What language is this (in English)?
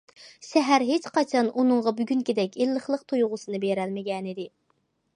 Uyghur